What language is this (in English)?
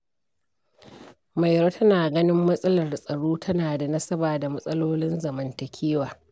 Hausa